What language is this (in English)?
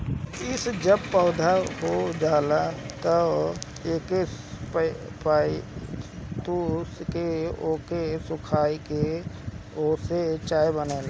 Bhojpuri